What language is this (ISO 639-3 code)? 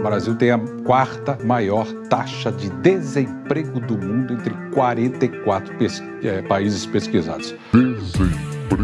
por